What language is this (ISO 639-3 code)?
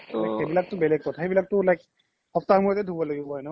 asm